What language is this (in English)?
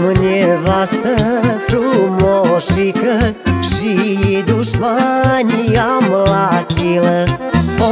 Romanian